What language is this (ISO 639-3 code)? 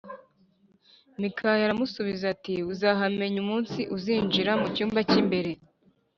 kin